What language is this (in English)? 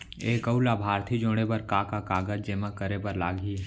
Chhattisgarhi